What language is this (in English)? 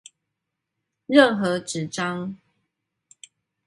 Chinese